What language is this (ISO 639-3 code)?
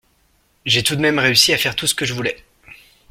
fra